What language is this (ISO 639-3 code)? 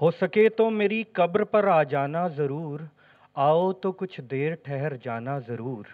urd